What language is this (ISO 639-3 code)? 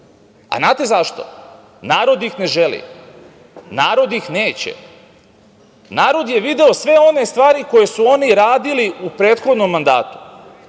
srp